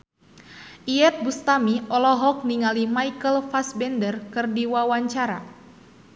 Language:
Sundanese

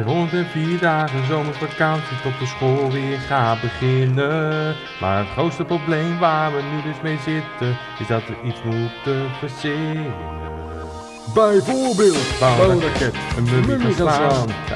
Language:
Dutch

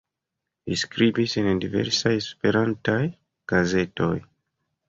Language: Esperanto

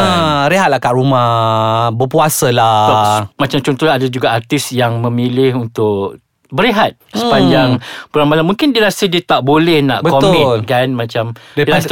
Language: Malay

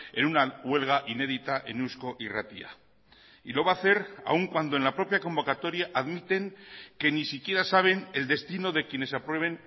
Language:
Spanish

